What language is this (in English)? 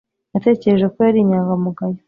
Kinyarwanda